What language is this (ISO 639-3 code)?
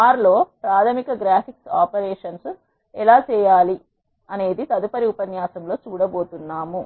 tel